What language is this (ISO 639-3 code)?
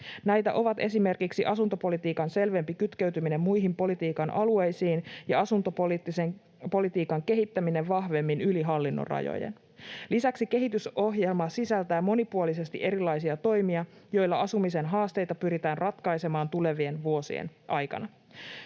fin